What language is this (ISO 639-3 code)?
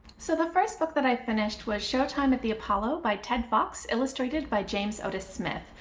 eng